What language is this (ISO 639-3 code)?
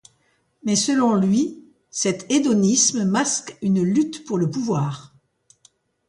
fra